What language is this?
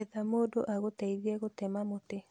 Kikuyu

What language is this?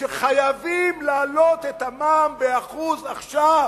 Hebrew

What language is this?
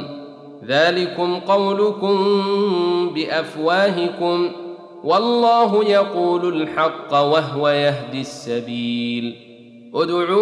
Arabic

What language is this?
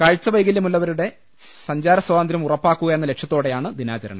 Malayalam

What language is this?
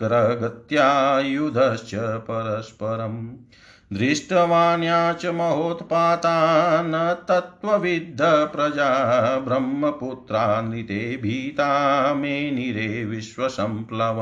Hindi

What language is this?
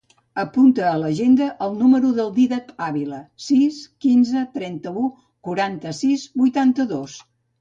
Catalan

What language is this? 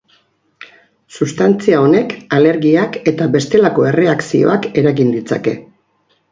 Basque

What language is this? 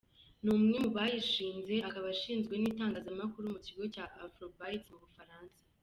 Kinyarwanda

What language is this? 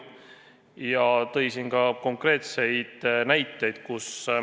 Estonian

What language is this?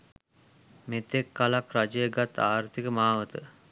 Sinhala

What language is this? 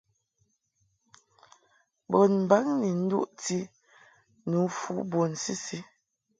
Mungaka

